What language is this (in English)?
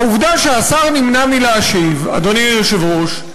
Hebrew